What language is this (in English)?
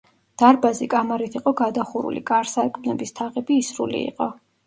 Georgian